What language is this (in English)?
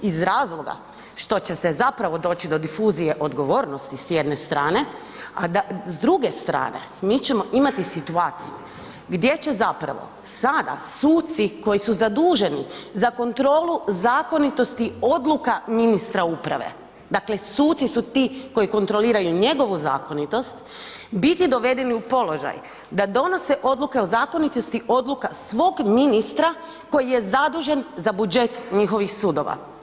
Croatian